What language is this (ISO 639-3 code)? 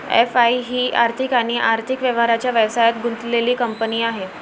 mar